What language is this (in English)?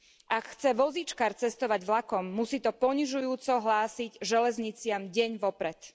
Slovak